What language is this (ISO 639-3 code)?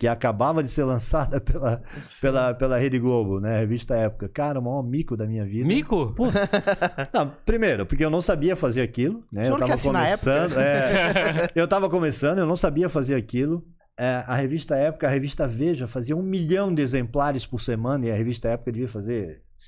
por